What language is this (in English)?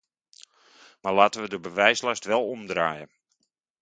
Dutch